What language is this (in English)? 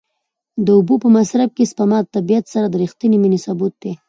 Pashto